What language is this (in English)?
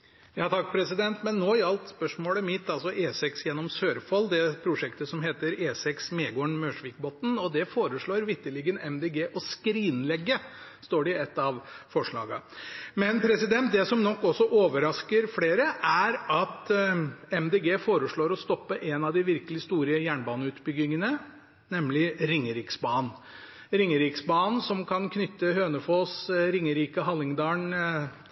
Norwegian Bokmål